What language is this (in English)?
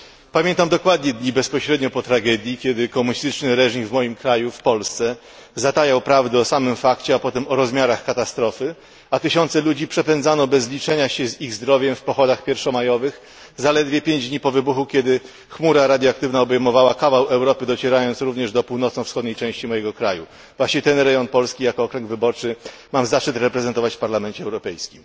Polish